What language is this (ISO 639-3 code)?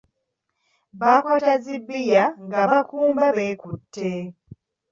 lug